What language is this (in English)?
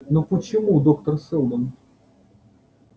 Russian